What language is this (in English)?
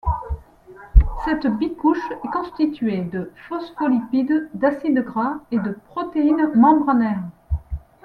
French